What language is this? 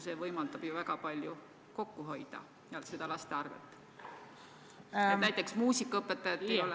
Estonian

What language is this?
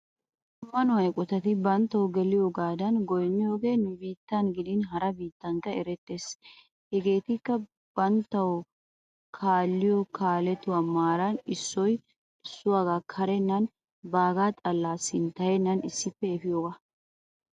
Wolaytta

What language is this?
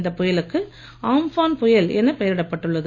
Tamil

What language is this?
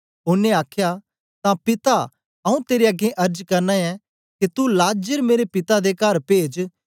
Dogri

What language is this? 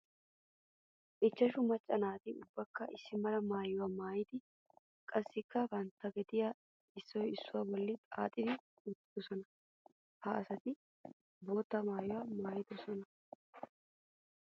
Wolaytta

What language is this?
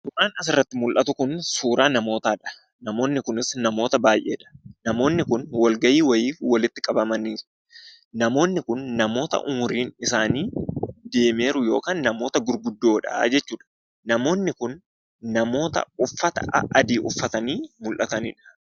Oromo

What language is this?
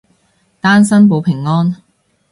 Cantonese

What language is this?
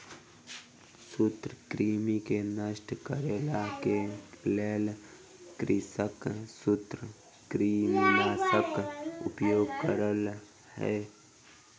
Maithili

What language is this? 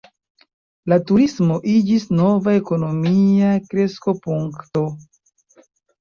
Esperanto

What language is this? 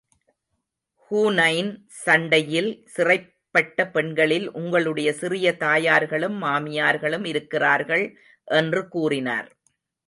Tamil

